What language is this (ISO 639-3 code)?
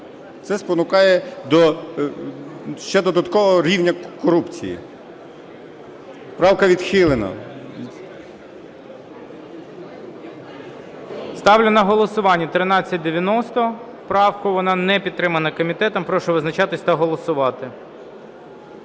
ukr